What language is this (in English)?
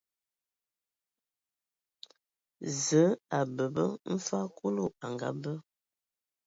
Ewondo